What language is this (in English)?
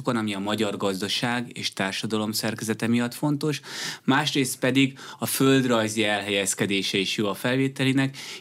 Hungarian